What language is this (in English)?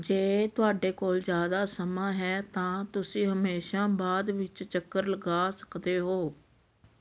Punjabi